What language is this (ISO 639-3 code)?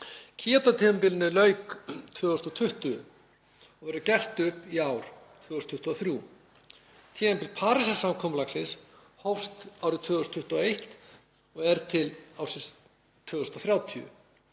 isl